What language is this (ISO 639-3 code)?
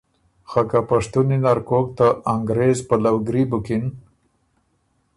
oru